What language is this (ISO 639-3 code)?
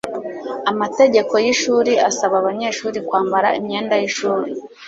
kin